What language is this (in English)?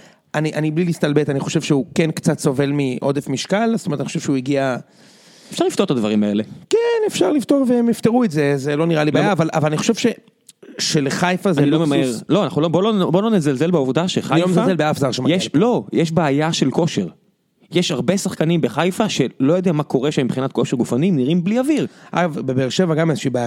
Hebrew